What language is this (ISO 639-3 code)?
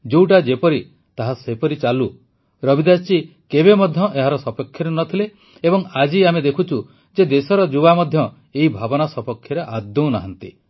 ori